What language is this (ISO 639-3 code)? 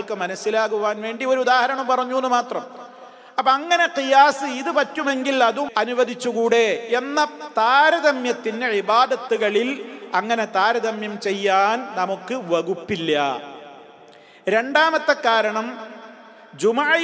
ara